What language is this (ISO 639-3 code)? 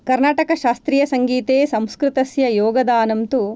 san